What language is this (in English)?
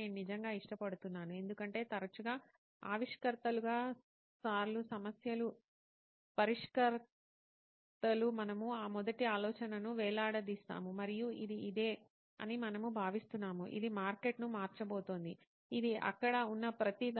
Telugu